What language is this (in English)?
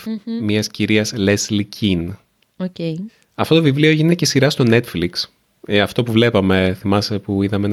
Greek